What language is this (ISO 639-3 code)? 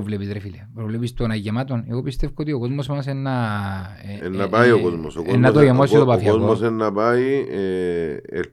ell